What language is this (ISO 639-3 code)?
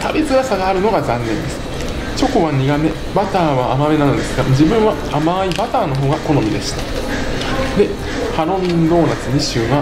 jpn